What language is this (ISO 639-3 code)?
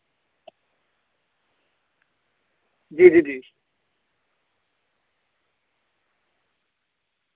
doi